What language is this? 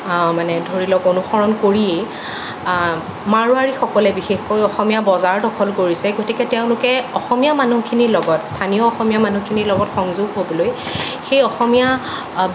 Assamese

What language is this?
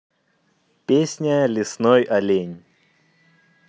Russian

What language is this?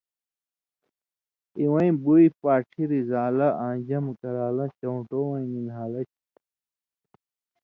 Indus Kohistani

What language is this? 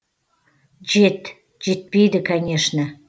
Kazakh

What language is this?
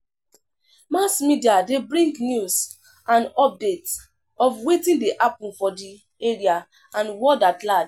Nigerian Pidgin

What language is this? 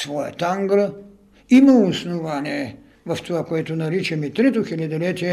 Bulgarian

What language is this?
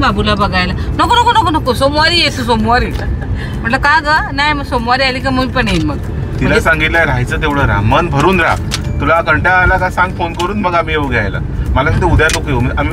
Marathi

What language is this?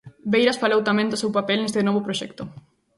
Galician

